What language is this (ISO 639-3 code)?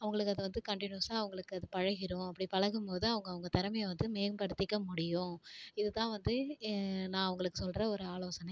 tam